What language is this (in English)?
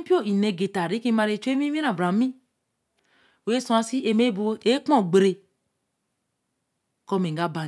Eleme